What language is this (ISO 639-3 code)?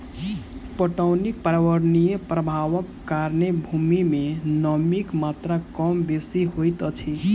mai